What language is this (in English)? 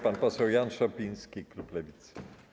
Polish